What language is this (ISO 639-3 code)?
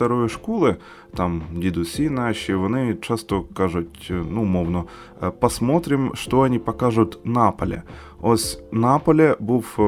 ukr